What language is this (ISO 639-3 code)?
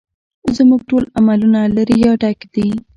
pus